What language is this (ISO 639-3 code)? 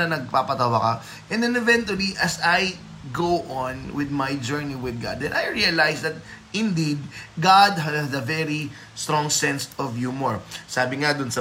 fil